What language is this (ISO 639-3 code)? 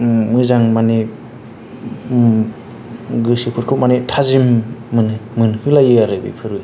brx